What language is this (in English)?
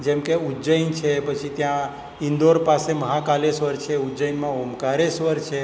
Gujarati